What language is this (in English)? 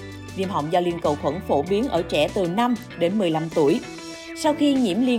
Vietnamese